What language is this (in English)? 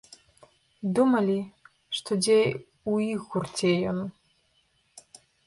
Belarusian